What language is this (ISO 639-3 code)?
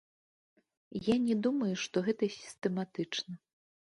bel